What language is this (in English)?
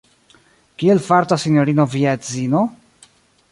Esperanto